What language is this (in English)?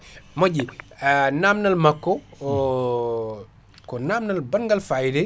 Fula